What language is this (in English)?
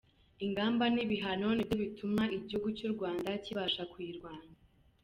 Kinyarwanda